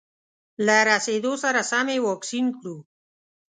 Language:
Pashto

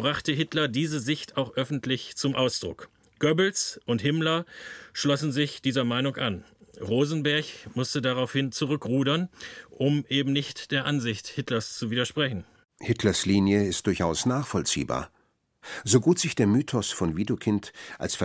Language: German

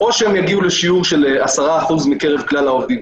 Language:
Hebrew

